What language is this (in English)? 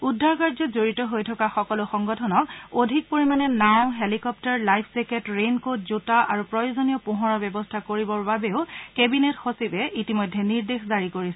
Assamese